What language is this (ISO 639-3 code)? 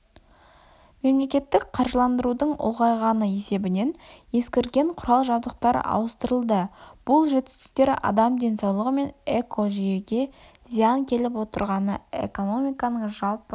kaz